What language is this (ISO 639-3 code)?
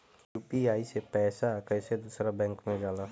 bho